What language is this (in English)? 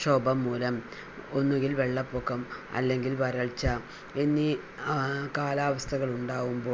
Malayalam